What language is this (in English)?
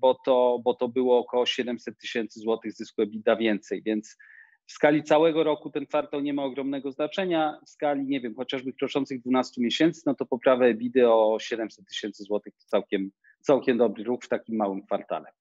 Polish